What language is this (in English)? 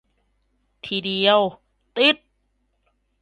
Thai